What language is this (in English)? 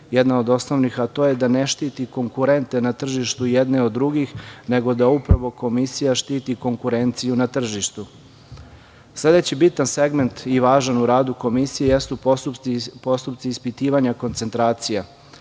Serbian